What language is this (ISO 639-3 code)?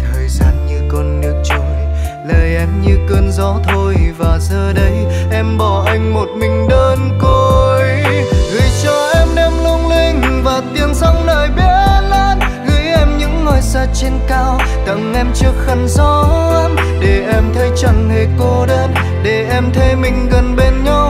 vie